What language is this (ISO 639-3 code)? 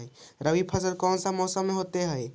mag